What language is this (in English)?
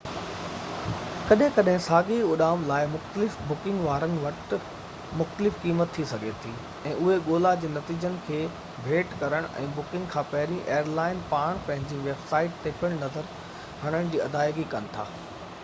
Sindhi